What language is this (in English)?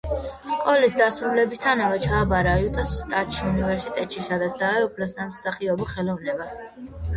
Georgian